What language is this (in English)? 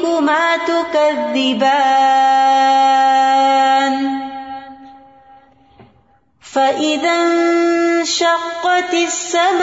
Urdu